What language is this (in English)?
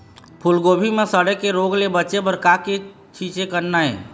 Chhattisgarhi